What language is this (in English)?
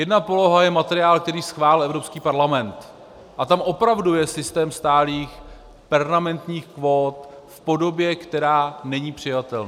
Czech